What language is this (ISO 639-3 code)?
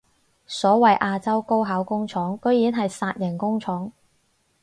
yue